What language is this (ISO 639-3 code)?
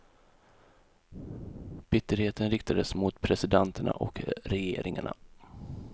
swe